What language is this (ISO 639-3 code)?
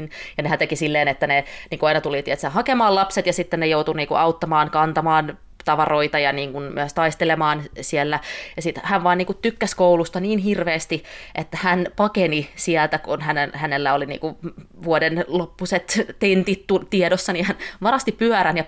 fin